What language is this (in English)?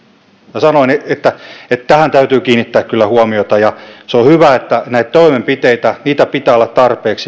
Finnish